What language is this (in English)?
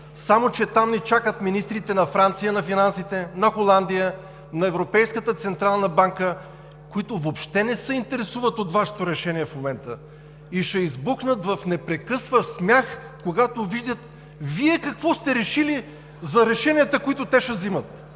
Bulgarian